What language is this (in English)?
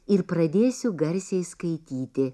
Lithuanian